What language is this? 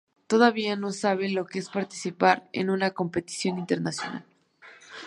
Spanish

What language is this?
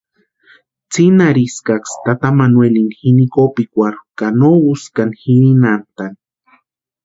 Western Highland Purepecha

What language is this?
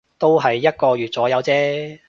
Cantonese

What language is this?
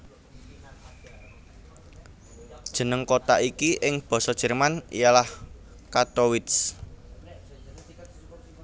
Javanese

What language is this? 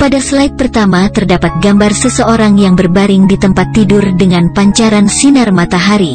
Indonesian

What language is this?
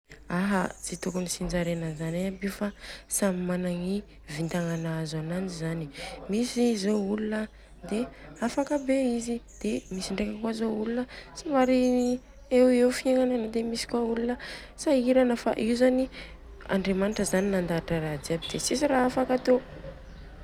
Southern Betsimisaraka Malagasy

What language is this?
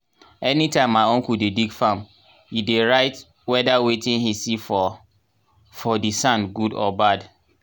Nigerian Pidgin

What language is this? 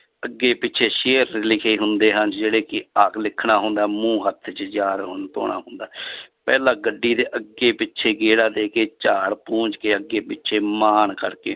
Punjabi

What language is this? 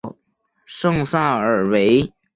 Chinese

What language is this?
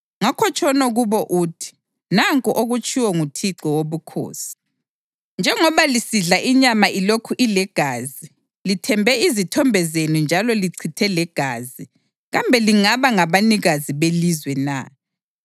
North Ndebele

